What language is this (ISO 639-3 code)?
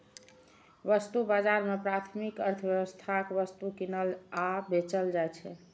mai